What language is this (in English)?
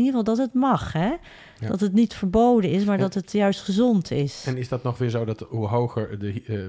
Dutch